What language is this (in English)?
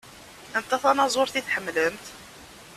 Kabyle